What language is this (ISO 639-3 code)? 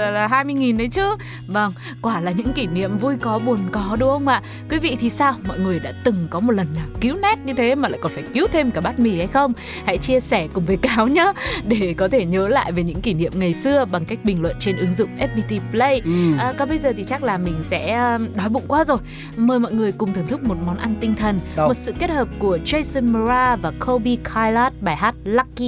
vie